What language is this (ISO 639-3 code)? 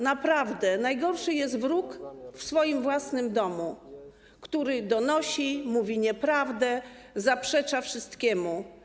pol